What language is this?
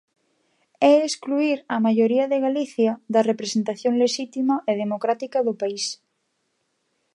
Galician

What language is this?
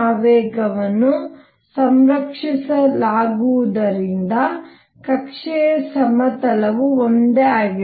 Kannada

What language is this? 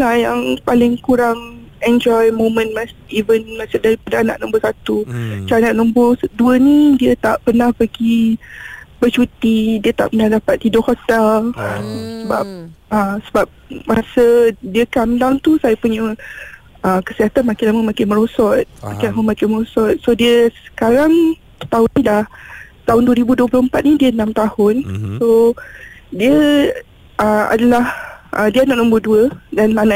Malay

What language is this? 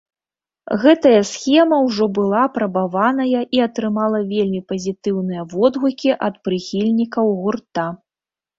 Belarusian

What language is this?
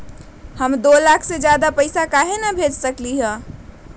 Magahi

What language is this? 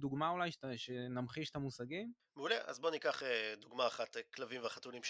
Hebrew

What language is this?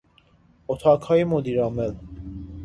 Persian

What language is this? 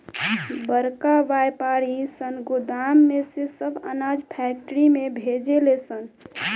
Bhojpuri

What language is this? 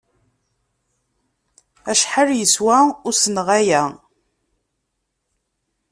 Kabyle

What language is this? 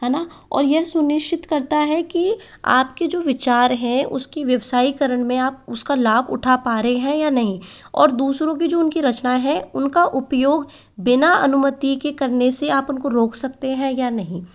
Hindi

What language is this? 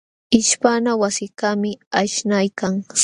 Jauja Wanca Quechua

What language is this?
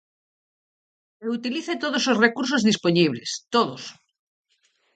Galician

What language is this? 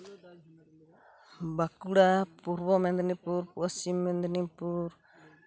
Santali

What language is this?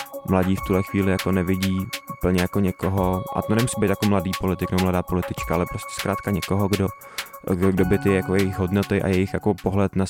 Czech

